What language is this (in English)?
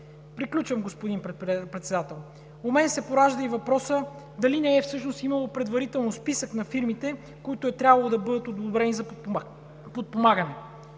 Bulgarian